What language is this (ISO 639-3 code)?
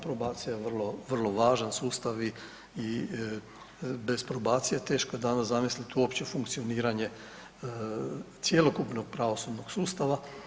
hrv